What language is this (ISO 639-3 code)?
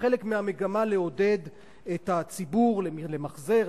heb